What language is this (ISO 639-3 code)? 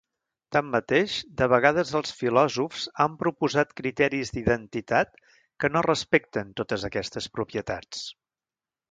cat